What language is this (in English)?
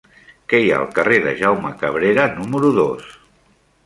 Catalan